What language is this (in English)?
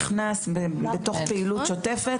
Hebrew